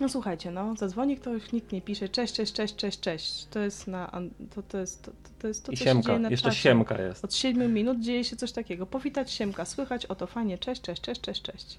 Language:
Polish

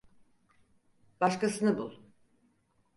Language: Turkish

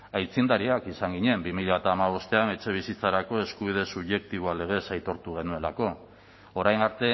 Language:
Basque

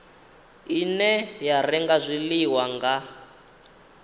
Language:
Venda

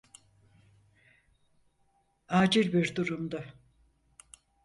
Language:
Turkish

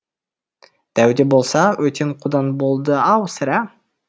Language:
Kazakh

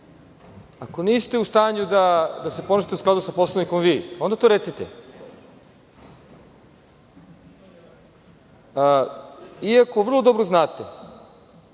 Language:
Serbian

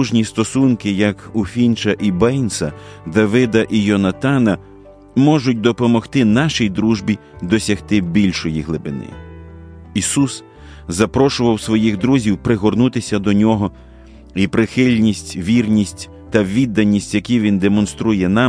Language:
Ukrainian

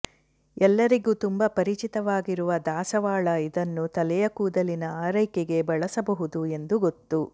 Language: Kannada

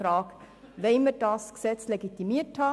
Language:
Swiss German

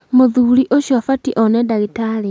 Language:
Kikuyu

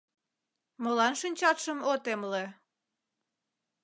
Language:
Mari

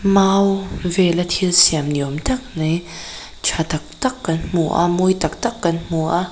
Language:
Mizo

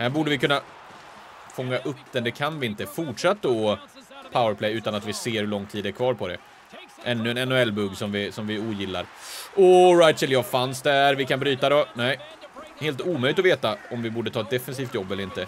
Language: Swedish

